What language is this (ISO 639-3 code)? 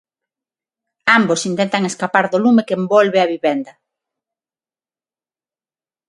glg